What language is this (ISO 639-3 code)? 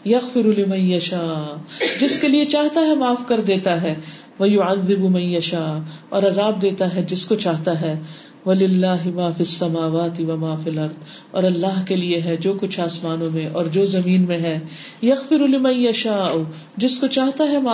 urd